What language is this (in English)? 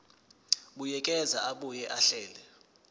Zulu